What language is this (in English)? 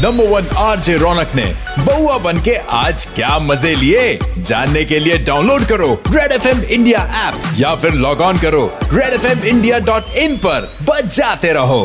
Hindi